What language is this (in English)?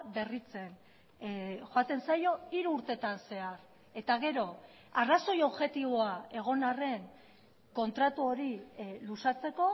Basque